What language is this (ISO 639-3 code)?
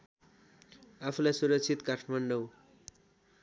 nep